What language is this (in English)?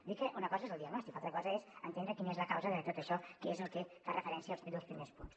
Catalan